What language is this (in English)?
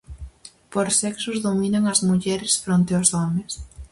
Galician